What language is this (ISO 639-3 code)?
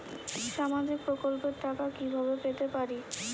ben